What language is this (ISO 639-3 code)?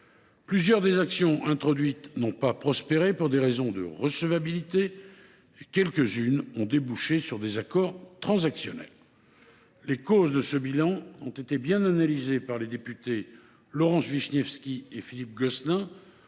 fra